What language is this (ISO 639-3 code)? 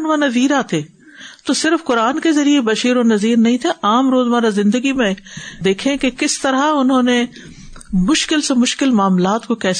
urd